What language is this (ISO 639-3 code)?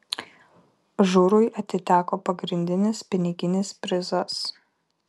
lit